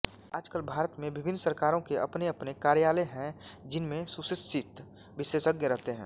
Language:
Hindi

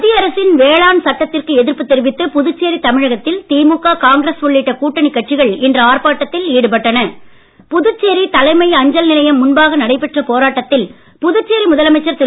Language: Tamil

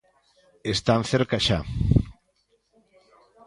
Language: Galician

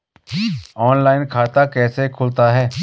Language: Hindi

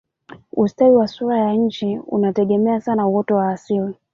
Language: Swahili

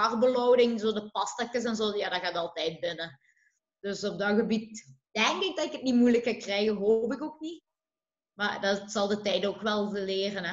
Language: Dutch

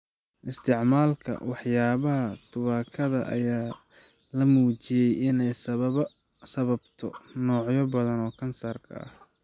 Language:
Somali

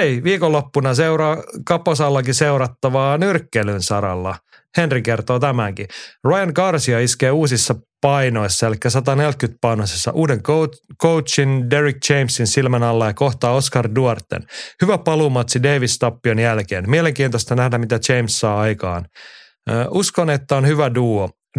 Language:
Finnish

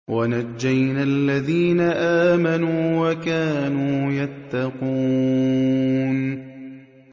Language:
Arabic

